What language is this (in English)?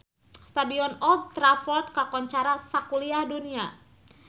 Sundanese